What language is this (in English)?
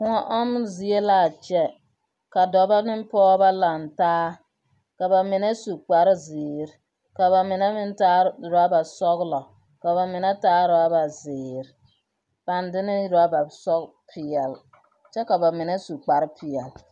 Southern Dagaare